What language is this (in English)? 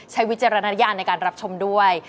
Thai